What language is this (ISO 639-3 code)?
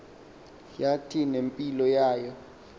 xho